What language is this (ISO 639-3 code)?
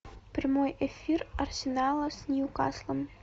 rus